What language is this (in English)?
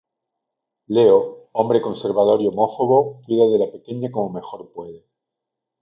Spanish